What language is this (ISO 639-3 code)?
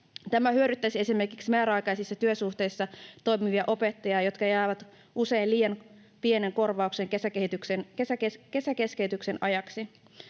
fin